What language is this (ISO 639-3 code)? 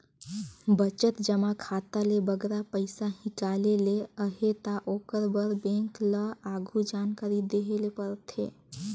hne